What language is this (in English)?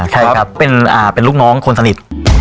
Thai